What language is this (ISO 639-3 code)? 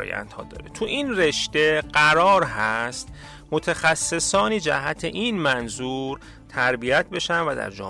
fas